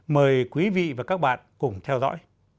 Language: Vietnamese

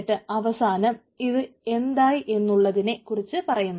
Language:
Malayalam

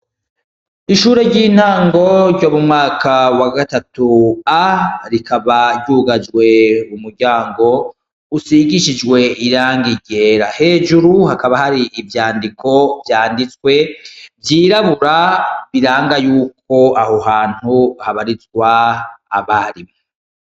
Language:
Rundi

